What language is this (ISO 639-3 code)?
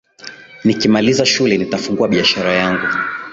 swa